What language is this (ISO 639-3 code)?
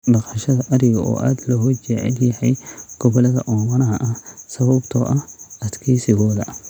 som